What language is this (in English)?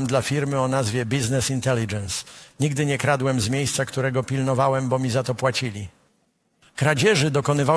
Polish